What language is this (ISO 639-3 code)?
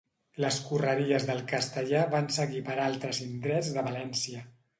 cat